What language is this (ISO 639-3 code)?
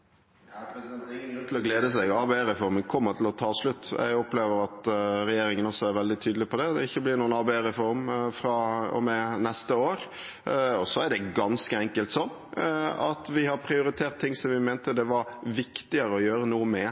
nor